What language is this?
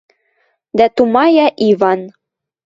Western Mari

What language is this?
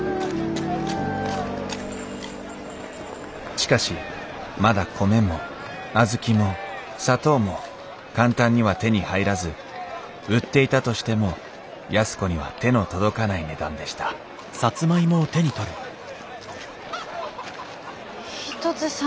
Japanese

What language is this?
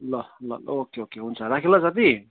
Nepali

